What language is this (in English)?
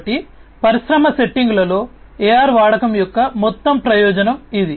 Telugu